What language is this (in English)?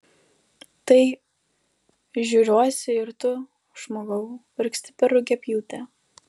Lithuanian